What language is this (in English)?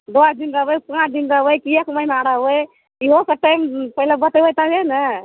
Maithili